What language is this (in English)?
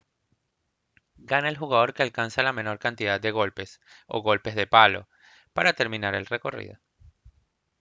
Spanish